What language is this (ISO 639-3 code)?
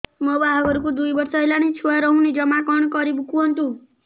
ori